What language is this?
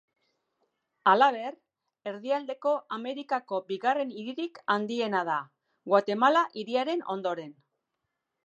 Basque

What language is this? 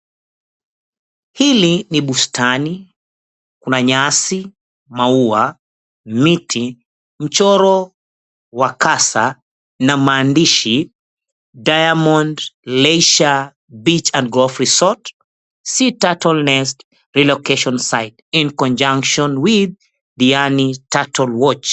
Swahili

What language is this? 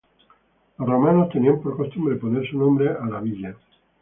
Spanish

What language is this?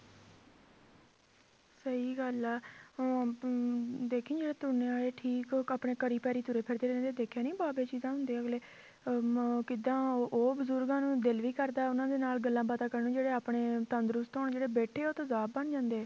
Punjabi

